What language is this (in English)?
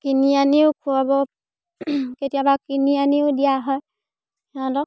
Assamese